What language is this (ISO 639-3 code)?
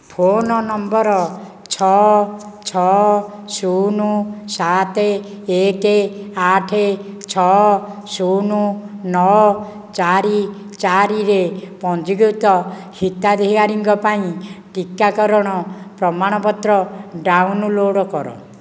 ori